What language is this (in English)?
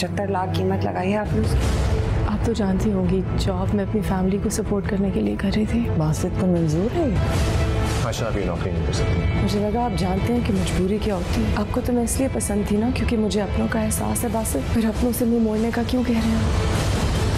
Hindi